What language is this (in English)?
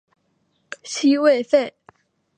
Chinese